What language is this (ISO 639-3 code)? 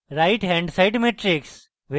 ben